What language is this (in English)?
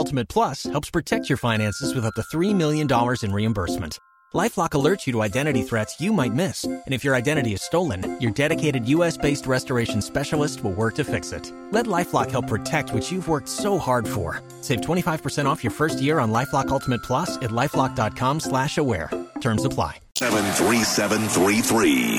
English